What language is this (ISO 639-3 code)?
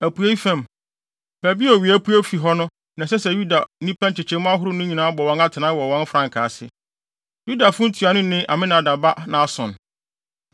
aka